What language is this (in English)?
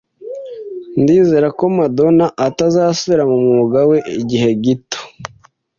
Kinyarwanda